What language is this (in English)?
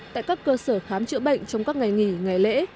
Vietnamese